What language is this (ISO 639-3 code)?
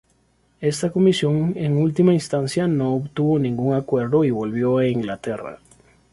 spa